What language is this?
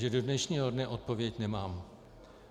Czech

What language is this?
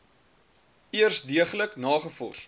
Afrikaans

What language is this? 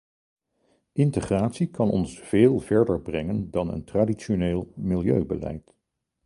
Dutch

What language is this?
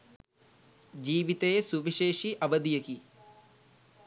Sinhala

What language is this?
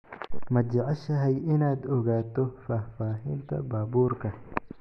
Somali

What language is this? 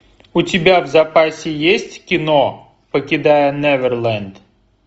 Russian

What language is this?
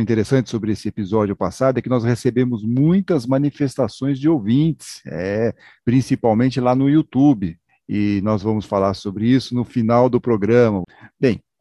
Portuguese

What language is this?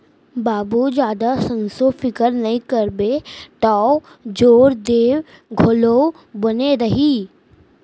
Chhattisgarhi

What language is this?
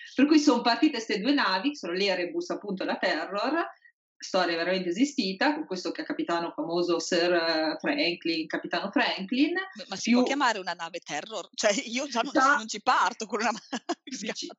Italian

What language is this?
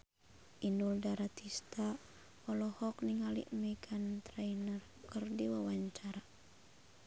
Sundanese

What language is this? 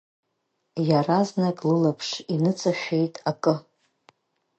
Abkhazian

